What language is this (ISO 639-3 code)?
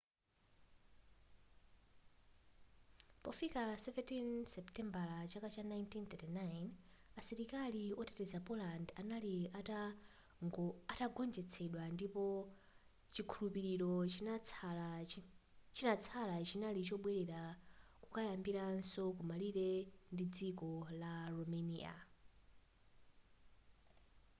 nya